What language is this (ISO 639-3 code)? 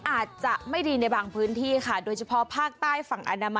tha